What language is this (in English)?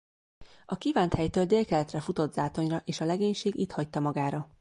Hungarian